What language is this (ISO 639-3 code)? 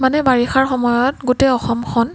asm